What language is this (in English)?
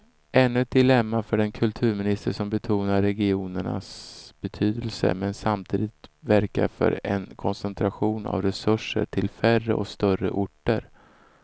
Swedish